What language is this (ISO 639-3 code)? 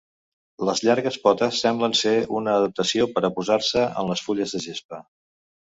cat